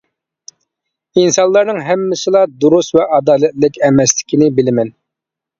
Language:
Uyghur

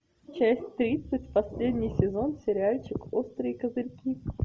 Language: Russian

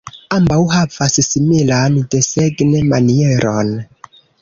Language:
Esperanto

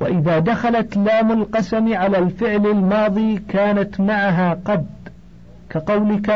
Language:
Arabic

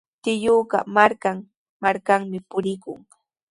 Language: Sihuas Ancash Quechua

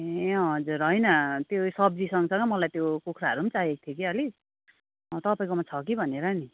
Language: Nepali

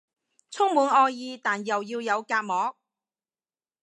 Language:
Cantonese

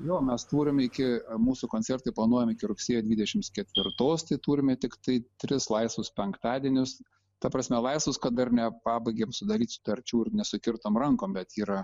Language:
Lithuanian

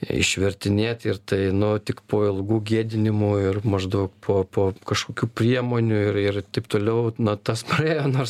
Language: Lithuanian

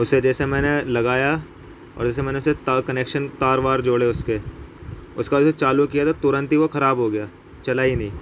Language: Urdu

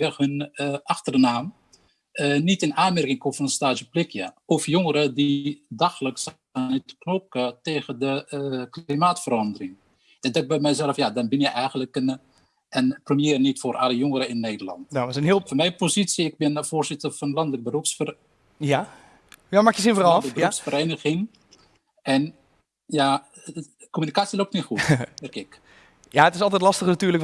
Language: Dutch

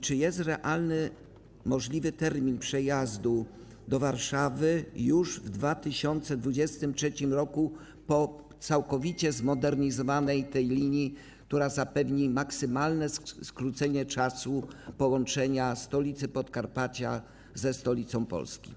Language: Polish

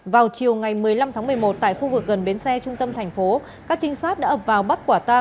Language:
Vietnamese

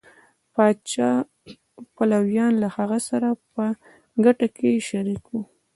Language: Pashto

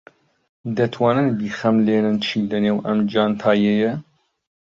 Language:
Central Kurdish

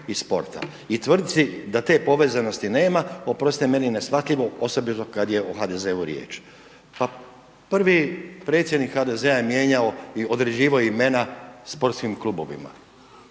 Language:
Croatian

